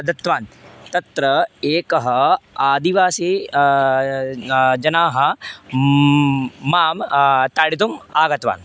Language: Sanskrit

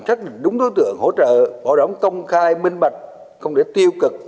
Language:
Vietnamese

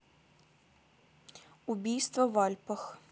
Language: Russian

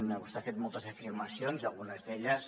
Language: Catalan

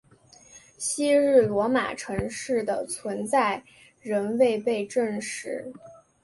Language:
Chinese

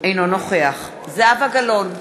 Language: Hebrew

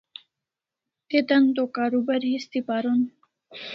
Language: Kalasha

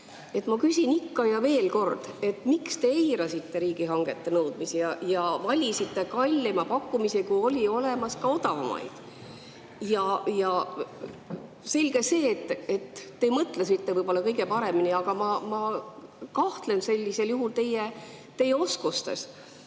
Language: Estonian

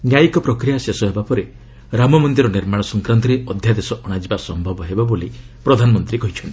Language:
Odia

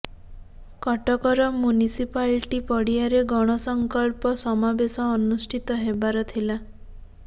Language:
Odia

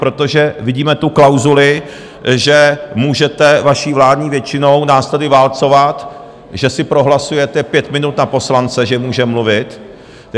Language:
Czech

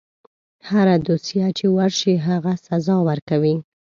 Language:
Pashto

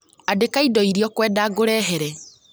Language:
Kikuyu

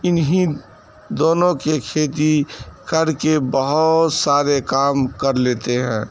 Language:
Urdu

